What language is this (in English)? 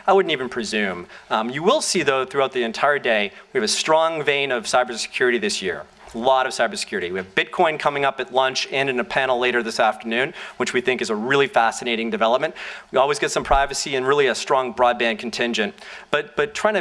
English